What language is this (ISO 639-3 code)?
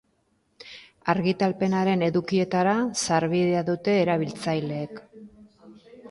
eus